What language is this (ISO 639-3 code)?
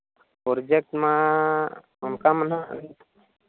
sat